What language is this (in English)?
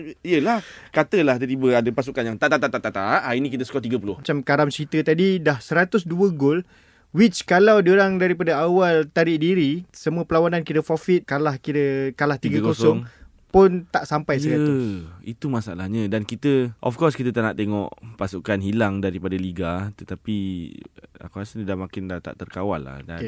Malay